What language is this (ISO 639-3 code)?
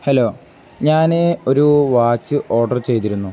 mal